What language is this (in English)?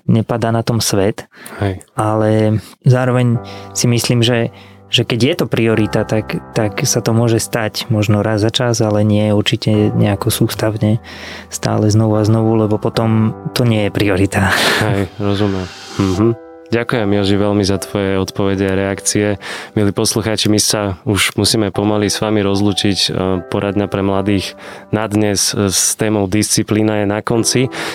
Slovak